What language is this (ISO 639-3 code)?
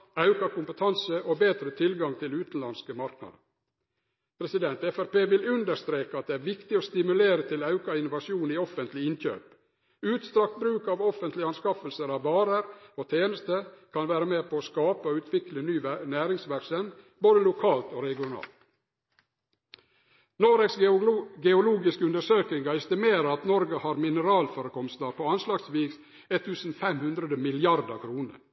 nno